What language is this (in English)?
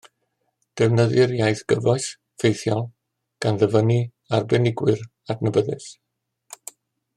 Welsh